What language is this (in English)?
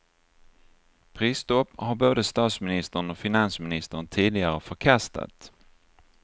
Swedish